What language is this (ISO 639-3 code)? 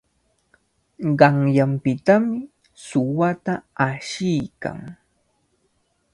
qvl